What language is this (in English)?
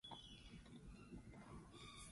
Basque